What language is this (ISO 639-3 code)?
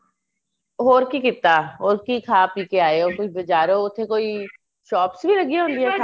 pan